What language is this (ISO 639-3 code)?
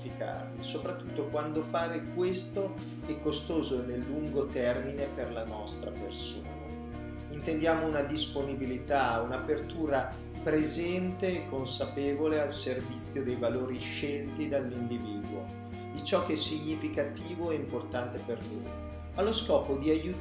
ita